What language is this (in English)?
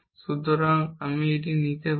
Bangla